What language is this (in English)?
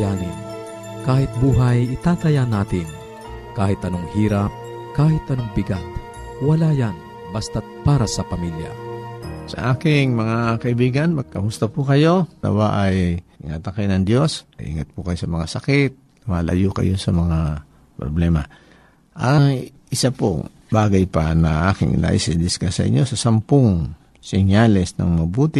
Filipino